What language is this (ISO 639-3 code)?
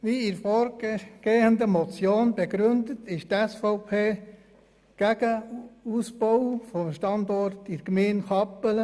gsw